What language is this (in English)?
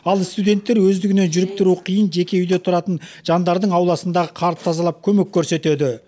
Kazakh